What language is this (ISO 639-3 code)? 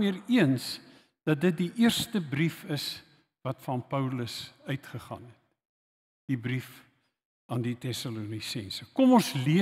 nld